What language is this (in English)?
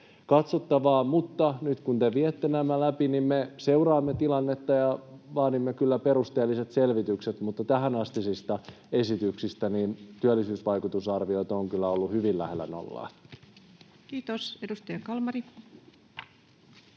Finnish